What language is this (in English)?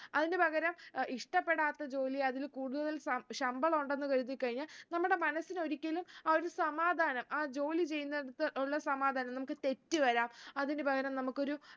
Malayalam